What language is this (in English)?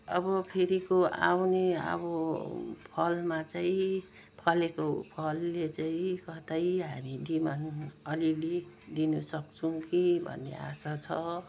Nepali